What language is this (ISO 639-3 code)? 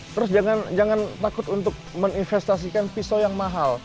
ind